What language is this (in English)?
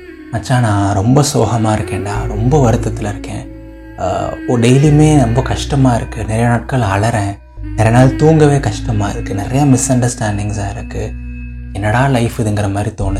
Tamil